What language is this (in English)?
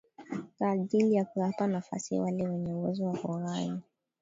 Swahili